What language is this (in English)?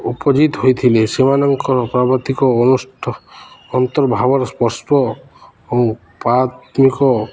Odia